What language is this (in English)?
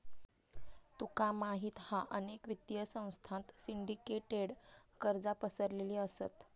Marathi